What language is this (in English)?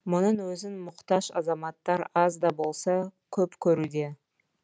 Kazakh